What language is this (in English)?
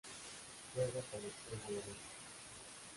Spanish